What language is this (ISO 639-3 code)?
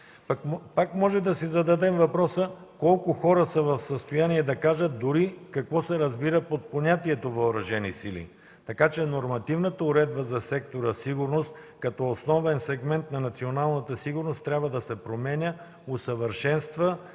bul